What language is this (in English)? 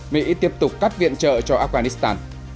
Vietnamese